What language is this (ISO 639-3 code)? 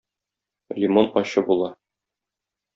tat